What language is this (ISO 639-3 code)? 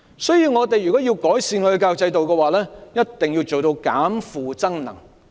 yue